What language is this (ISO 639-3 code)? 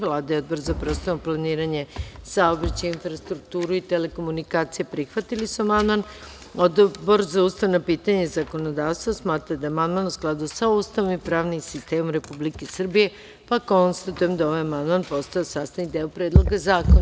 srp